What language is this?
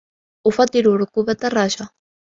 Arabic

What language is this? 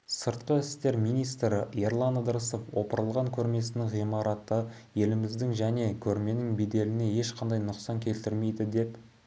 Kazakh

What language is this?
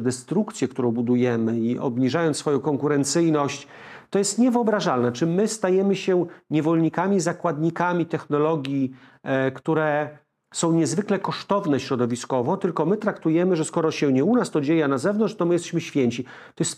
Polish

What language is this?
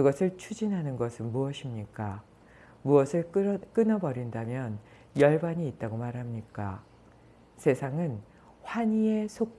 Korean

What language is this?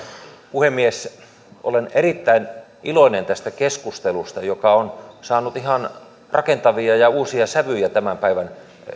Finnish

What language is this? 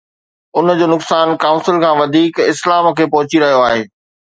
Sindhi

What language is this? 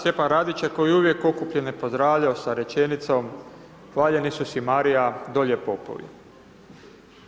Croatian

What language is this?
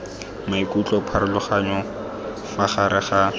Tswana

